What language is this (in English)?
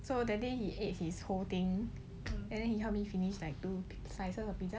English